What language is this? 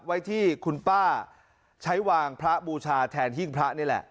Thai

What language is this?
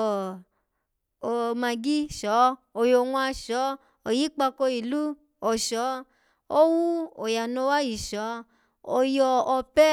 Alago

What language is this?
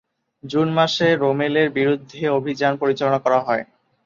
Bangla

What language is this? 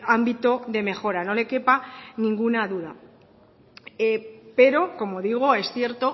Spanish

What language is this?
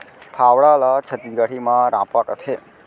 Chhattisgarhi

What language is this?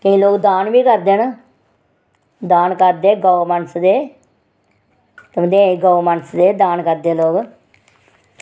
Dogri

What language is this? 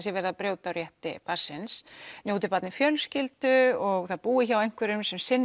Icelandic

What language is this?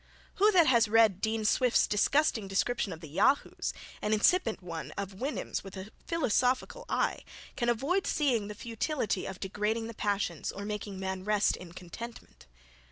English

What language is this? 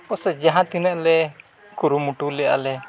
Santali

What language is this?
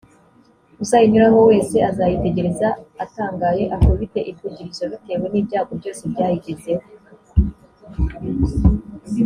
Kinyarwanda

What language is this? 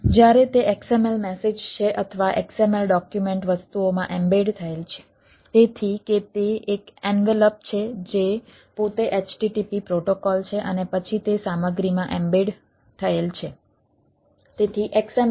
Gujarati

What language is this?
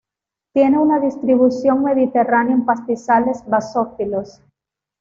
Spanish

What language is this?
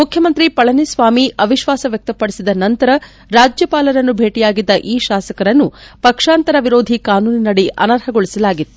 Kannada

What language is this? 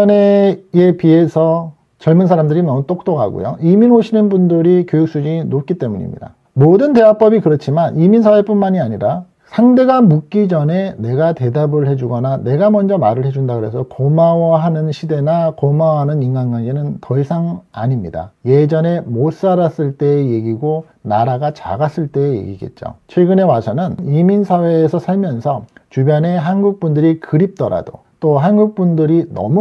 Korean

